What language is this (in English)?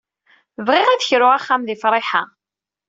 Kabyle